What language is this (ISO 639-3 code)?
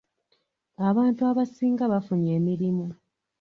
lug